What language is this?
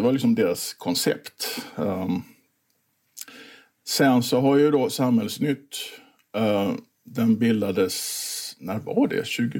Swedish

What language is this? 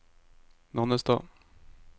Norwegian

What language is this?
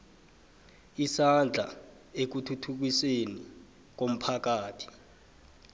South Ndebele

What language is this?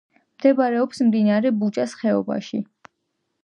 Georgian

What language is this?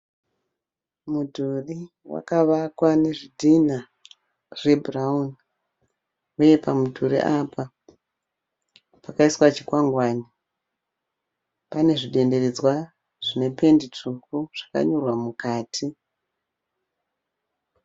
Shona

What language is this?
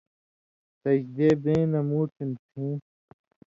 Indus Kohistani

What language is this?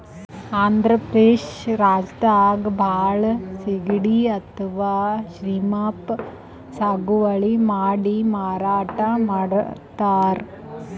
Kannada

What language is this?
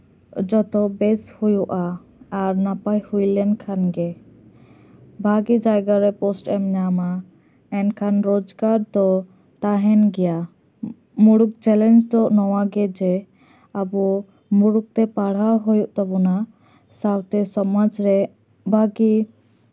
Santali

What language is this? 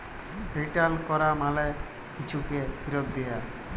Bangla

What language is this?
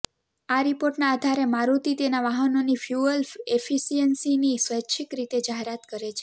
Gujarati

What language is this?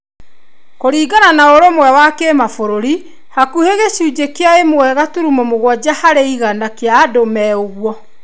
Kikuyu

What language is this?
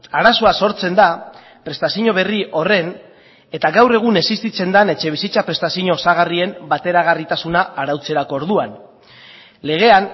Basque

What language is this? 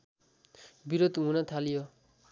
Nepali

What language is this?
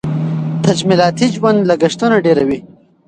Pashto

